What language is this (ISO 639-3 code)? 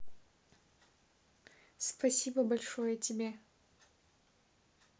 rus